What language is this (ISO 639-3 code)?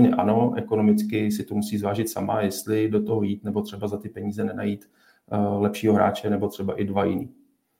ces